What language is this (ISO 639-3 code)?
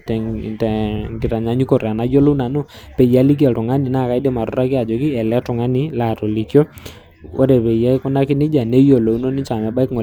mas